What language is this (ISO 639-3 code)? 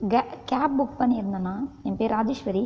tam